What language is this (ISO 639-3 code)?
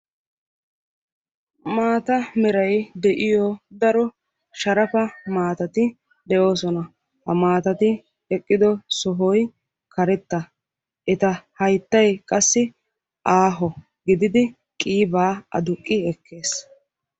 wal